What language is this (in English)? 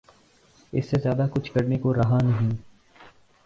Urdu